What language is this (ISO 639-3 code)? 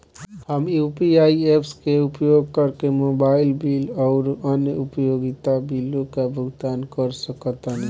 bho